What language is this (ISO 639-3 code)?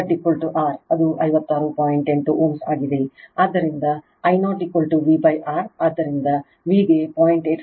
kan